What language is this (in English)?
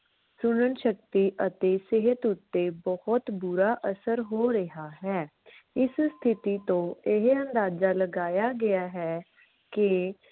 Punjabi